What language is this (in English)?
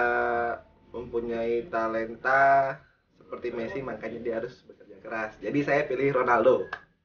Indonesian